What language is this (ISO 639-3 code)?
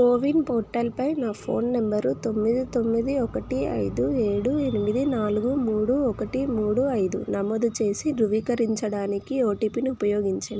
tel